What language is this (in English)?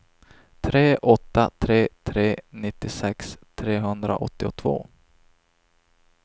Swedish